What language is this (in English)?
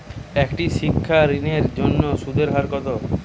Bangla